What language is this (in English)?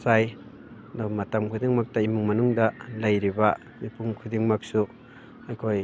Manipuri